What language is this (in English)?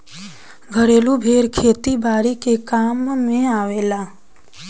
Bhojpuri